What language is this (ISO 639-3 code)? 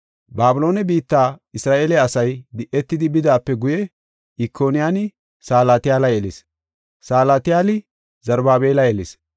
gof